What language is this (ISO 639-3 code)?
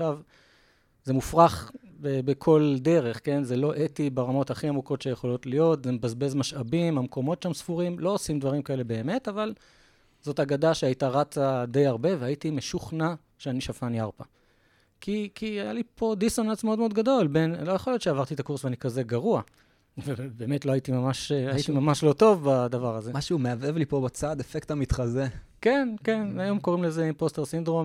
heb